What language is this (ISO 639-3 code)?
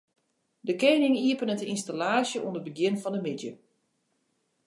fry